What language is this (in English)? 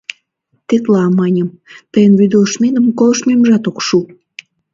Mari